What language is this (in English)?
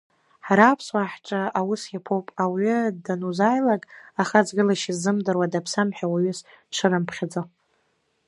Abkhazian